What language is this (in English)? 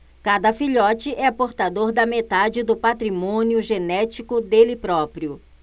Portuguese